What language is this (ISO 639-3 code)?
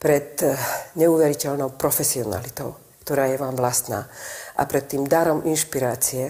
ces